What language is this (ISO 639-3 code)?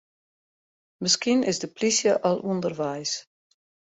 fry